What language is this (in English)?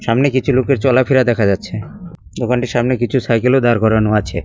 Bangla